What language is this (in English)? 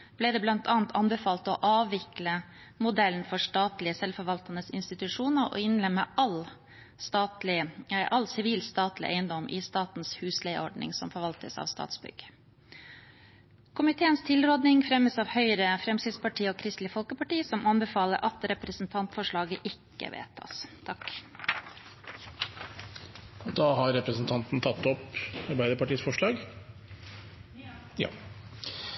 Norwegian Bokmål